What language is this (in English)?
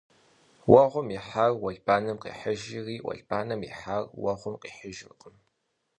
Kabardian